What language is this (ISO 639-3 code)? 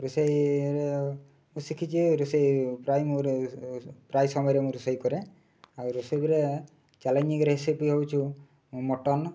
ori